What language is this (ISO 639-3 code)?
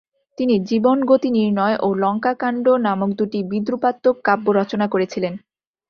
ben